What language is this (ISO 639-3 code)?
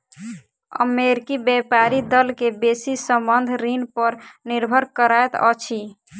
mai